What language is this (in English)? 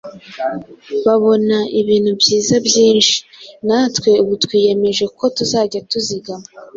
Kinyarwanda